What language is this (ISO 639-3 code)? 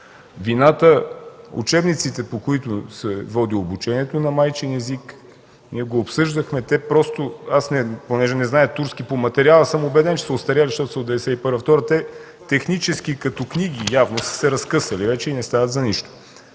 bul